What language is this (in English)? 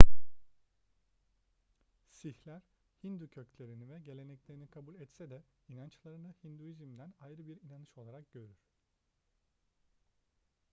Turkish